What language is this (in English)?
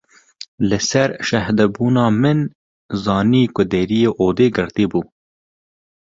Kurdish